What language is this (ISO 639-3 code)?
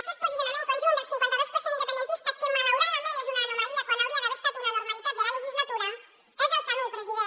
cat